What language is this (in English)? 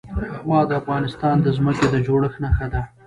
Pashto